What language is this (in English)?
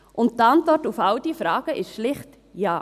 Swiss German